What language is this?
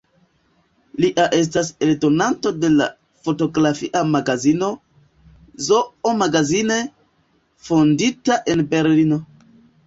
Esperanto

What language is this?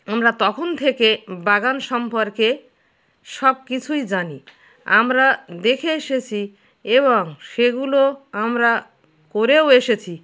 Bangla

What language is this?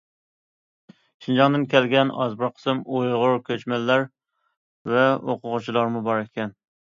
Uyghur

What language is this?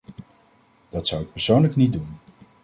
Dutch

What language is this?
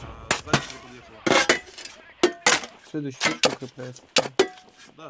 Russian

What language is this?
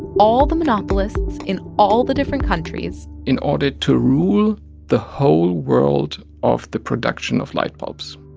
English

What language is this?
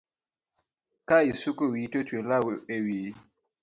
Luo (Kenya and Tanzania)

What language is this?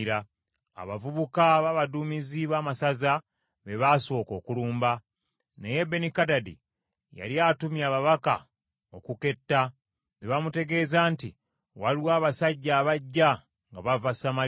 Ganda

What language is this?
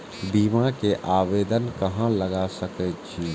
Maithili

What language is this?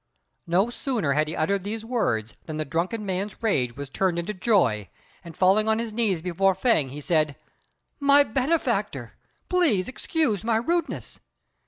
English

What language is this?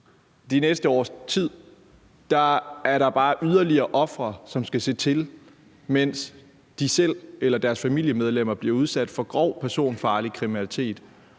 Danish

